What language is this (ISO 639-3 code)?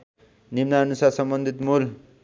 nep